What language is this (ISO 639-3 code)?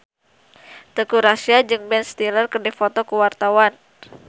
sun